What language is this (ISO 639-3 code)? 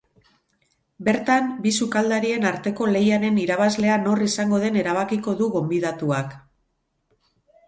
eus